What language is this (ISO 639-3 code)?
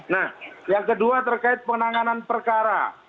ind